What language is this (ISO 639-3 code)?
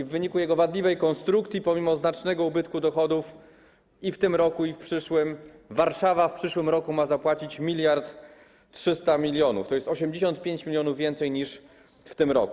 pol